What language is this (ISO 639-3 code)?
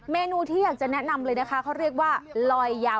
tha